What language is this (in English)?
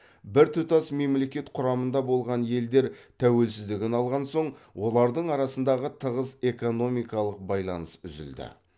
Kazakh